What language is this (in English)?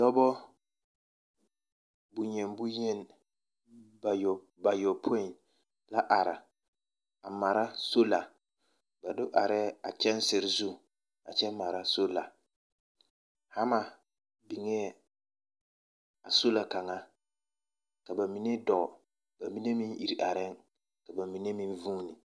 Southern Dagaare